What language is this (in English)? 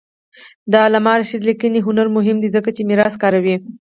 Pashto